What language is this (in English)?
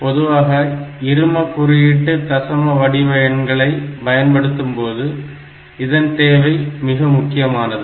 Tamil